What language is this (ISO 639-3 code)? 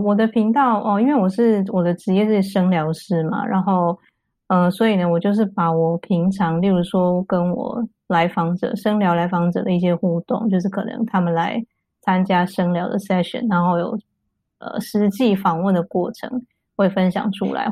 zho